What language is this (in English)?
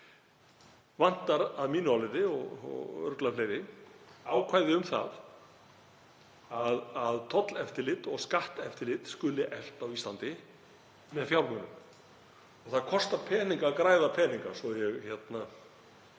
Icelandic